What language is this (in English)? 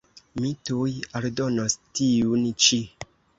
Esperanto